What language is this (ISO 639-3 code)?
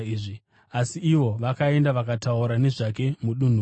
sna